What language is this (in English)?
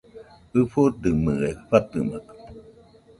Nüpode Huitoto